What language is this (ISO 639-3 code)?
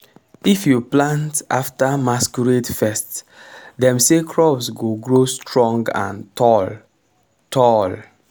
pcm